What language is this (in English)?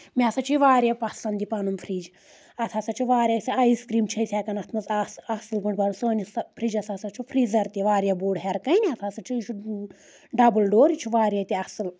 Kashmiri